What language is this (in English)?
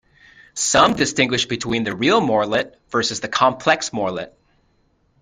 English